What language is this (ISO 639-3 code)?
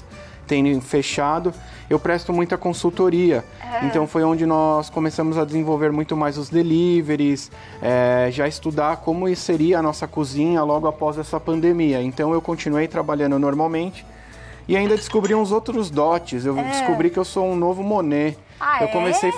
por